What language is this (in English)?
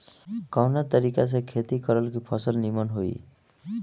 Bhojpuri